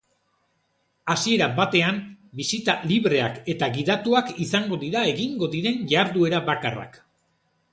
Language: Basque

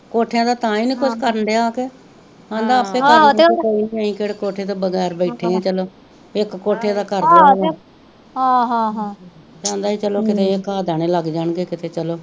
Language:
Punjabi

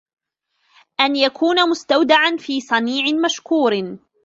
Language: Arabic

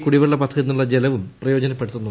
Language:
Malayalam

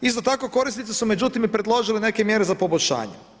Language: Croatian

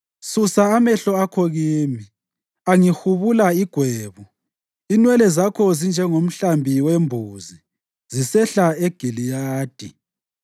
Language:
North Ndebele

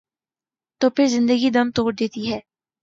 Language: Urdu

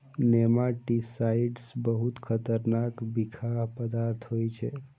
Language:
Maithili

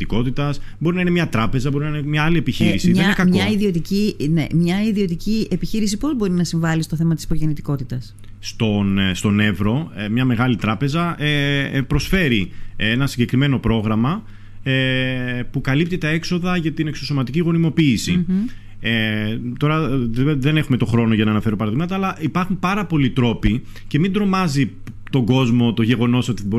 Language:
Greek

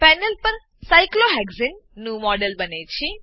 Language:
Gujarati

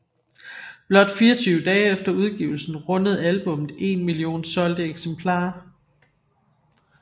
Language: Danish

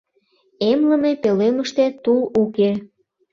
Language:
Mari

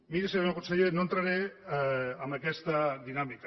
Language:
Catalan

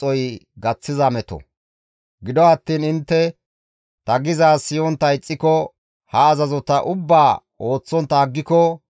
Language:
Gamo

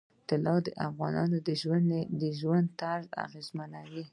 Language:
Pashto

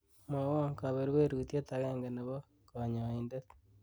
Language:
Kalenjin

